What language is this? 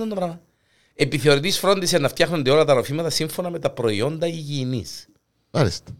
Greek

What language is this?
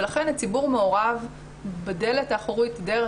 Hebrew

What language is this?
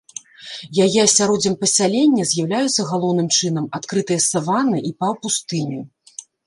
Belarusian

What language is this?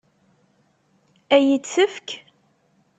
Kabyle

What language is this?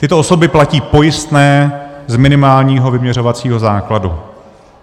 Czech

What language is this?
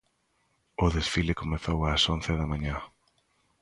Galician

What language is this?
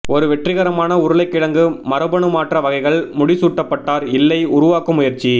Tamil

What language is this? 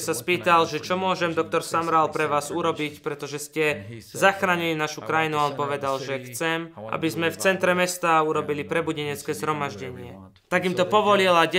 Slovak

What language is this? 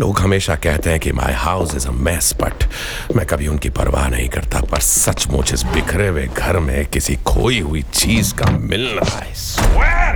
Hindi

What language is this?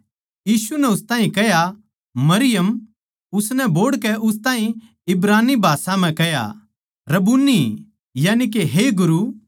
Haryanvi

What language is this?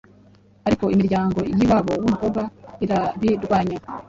Kinyarwanda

